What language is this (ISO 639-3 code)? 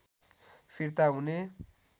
nep